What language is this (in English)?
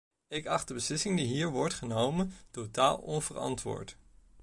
Dutch